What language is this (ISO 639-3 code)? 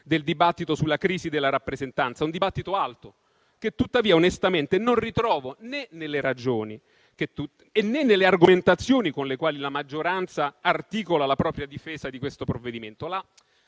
ita